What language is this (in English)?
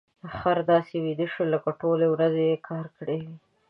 Pashto